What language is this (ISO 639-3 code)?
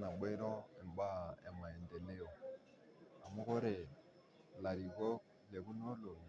mas